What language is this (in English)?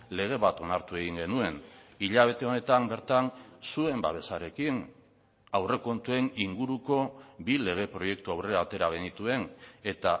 Basque